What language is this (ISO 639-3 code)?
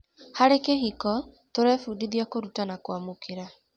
kik